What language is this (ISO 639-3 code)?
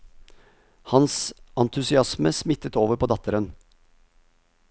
nor